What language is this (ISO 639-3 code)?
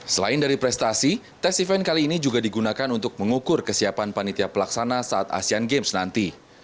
ind